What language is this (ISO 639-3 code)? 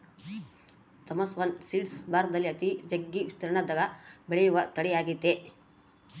kan